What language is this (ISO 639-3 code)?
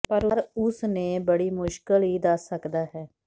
pan